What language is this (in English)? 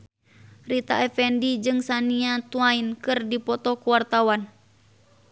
Sundanese